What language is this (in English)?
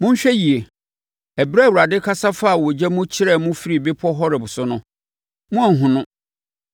Akan